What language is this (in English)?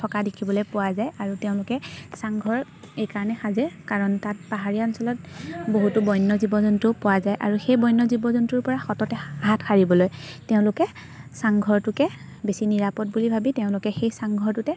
Assamese